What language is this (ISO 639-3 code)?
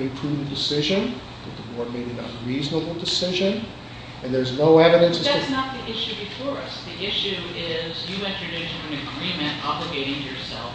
eng